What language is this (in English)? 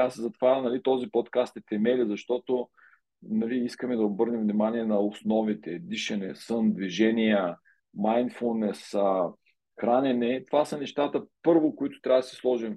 Bulgarian